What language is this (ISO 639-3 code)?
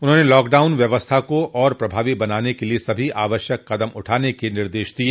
hin